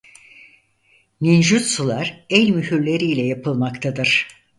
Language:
Turkish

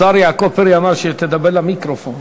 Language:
Hebrew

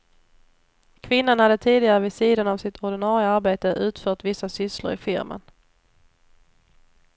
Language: Swedish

